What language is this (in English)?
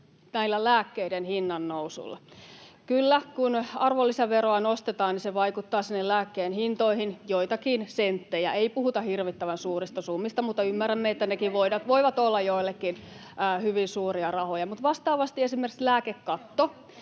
Finnish